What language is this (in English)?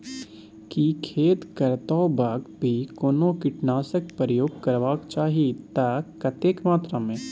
Maithili